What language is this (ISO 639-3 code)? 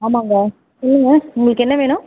tam